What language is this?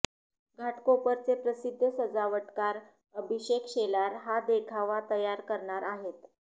Marathi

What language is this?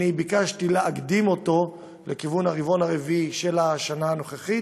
Hebrew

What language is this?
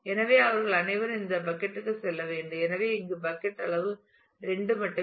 Tamil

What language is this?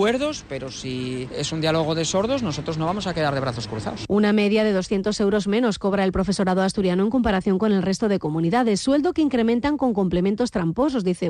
Spanish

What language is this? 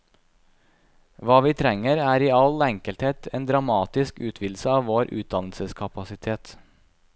Norwegian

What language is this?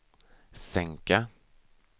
Swedish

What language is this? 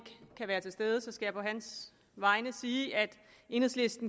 Danish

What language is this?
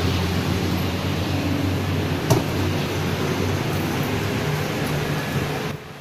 Malay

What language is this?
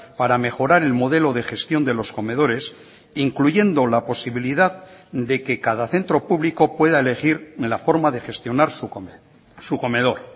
Spanish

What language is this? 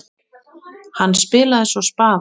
Icelandic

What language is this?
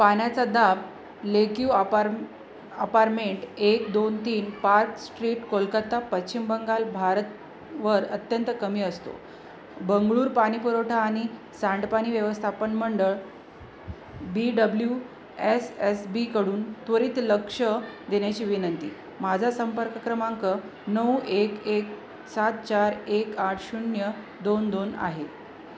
Marathi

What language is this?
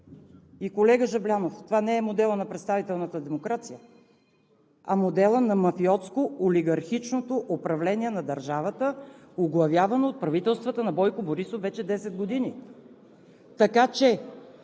Bulgarian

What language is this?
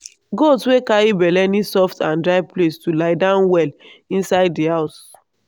Nigerian Pidgin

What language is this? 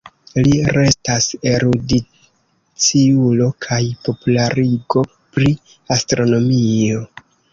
Esperanto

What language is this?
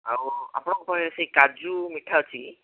Odia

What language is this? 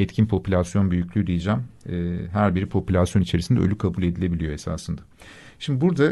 Turkish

